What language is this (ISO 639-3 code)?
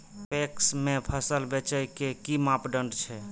mai